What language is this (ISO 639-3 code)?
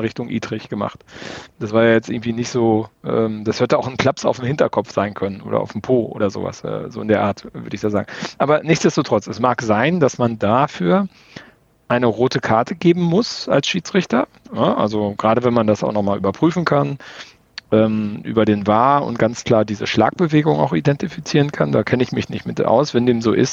deu